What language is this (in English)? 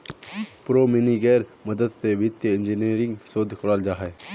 Magahi